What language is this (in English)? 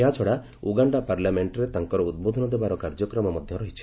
Odia